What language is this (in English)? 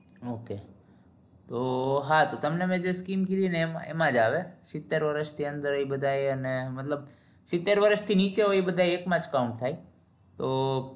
Gujarati